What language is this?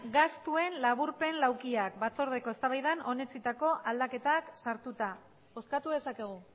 Basque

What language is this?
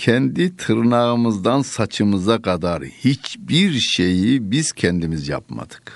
Turkish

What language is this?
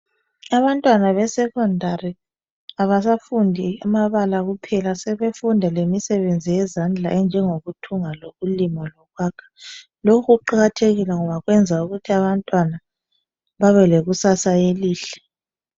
North Ndebele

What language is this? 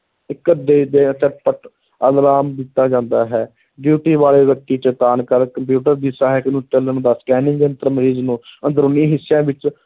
Punjabi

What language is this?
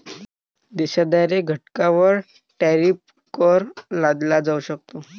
Marathi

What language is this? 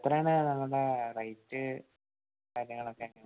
Malayalam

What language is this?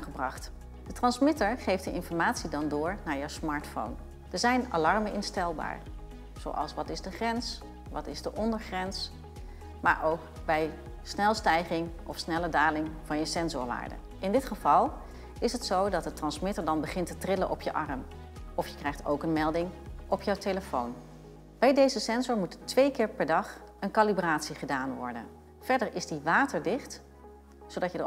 Dutch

